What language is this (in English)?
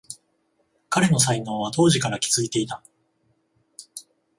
Japanese